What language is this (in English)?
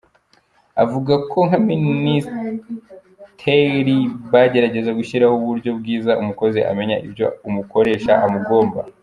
Kinyarwanda